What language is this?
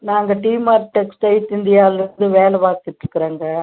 Tamil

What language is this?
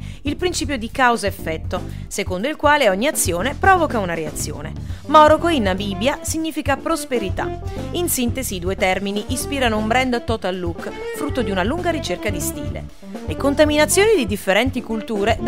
Italian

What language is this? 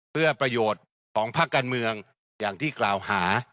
Thai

